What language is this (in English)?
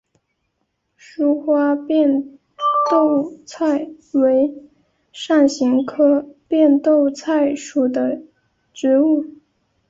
Chinese